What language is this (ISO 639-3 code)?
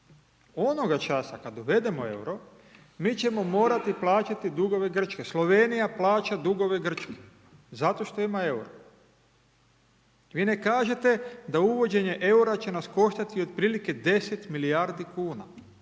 hrv